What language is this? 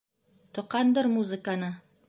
Bashkir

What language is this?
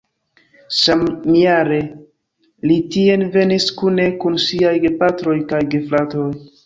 Esperanto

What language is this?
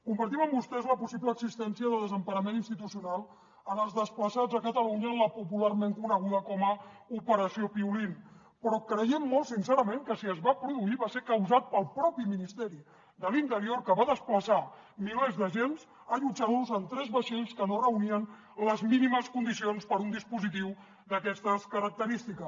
Catalan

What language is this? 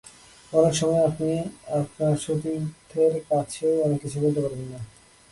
Bangla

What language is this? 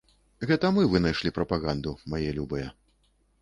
Belarusian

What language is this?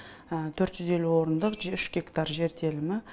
Kazakh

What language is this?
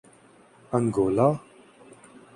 Urdu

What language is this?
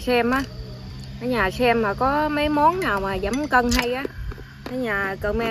Vietnamese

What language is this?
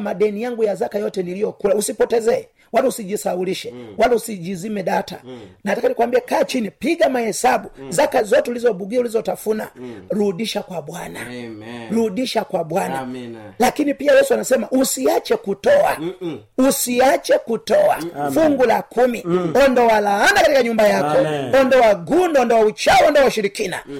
Swahili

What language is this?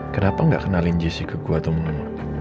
Indonesian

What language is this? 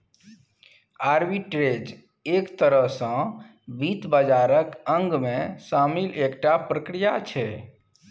Maithili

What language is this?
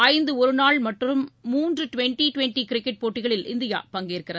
Tamil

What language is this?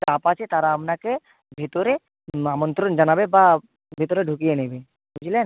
Bangla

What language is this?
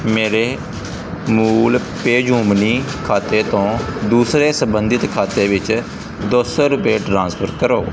Punjabi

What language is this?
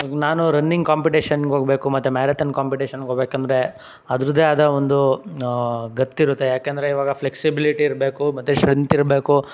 Kannada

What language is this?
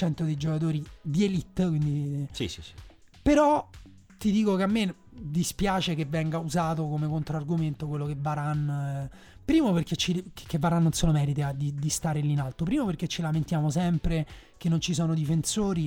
Italian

